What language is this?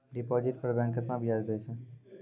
Maithili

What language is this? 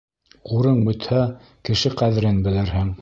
Bashkir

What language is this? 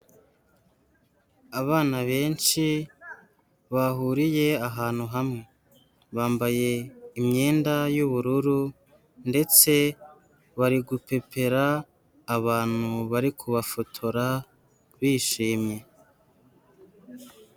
Kinyarwanda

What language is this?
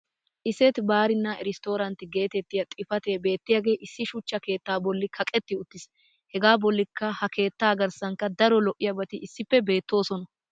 Wolaytta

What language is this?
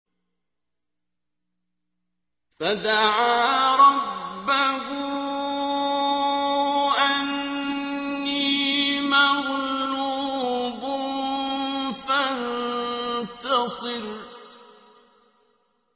Arabic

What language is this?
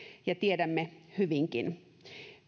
Finnish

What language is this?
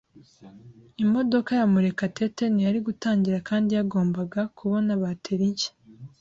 Kinyarwanda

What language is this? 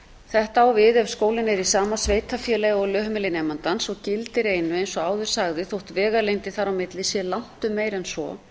Icelandic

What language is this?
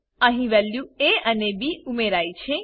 Gujarati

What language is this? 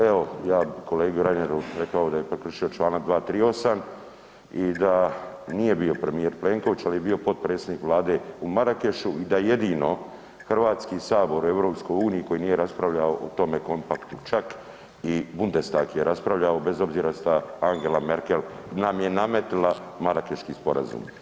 Croatian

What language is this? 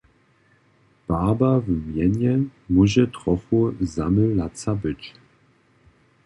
Upper Sorbian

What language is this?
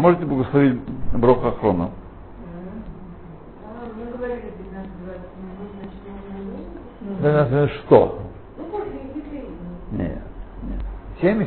Russian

